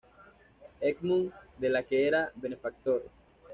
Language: Spanish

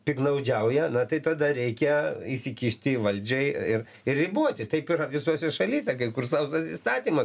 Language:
Lithuanian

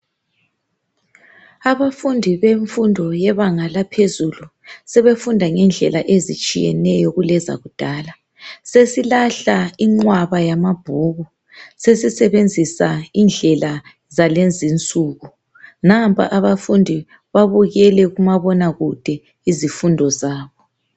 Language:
North Ndebele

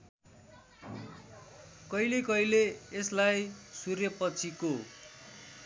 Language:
Nepali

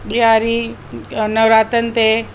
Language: Sindhi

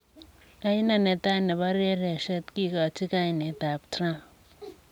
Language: Kalenjin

